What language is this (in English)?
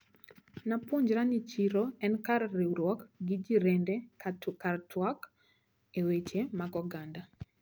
Luo (Kenya and Tanzania)